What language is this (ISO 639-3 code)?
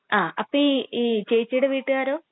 mal